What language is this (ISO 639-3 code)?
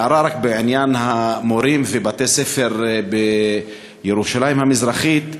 heb